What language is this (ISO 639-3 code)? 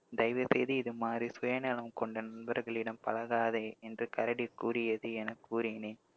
tam